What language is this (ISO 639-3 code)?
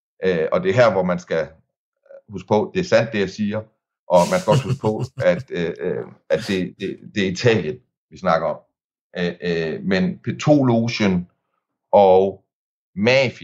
dan